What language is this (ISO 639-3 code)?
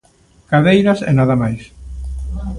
glg